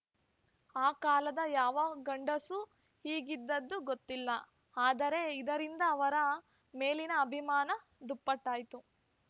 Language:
Kannada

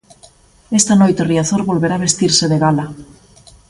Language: Galician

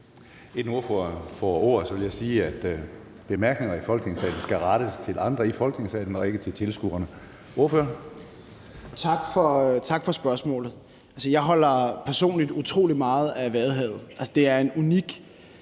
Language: Danish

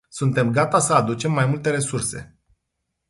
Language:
Romanian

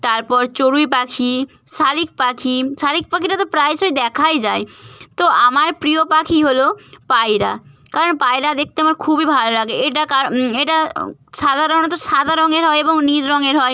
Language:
Bangla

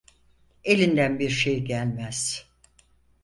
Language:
Turkish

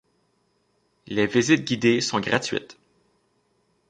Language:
French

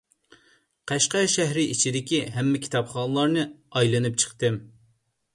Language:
Uyghur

